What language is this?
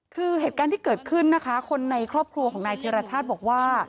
Thai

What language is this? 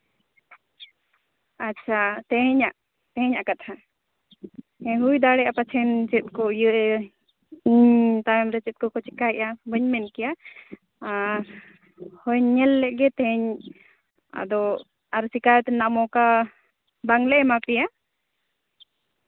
Santali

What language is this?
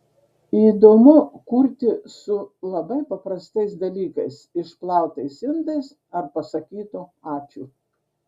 Lithuanian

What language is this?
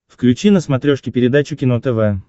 Russian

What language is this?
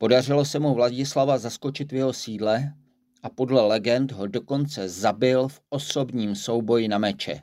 Czech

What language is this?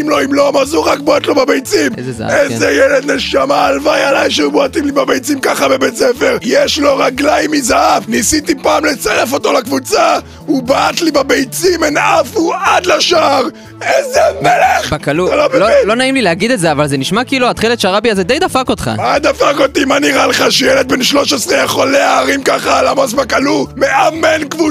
Hebrew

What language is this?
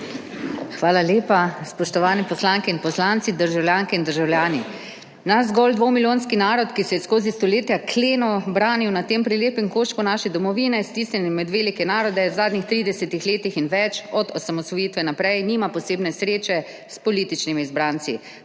Slovenian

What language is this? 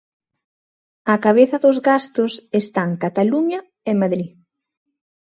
Galician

